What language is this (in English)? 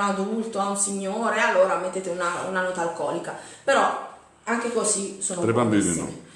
Italian